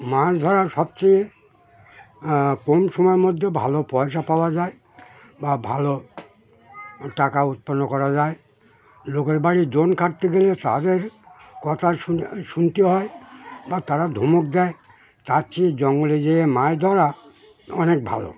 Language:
Bangla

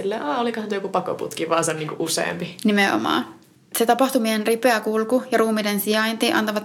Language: Finnish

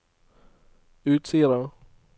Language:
Norwegian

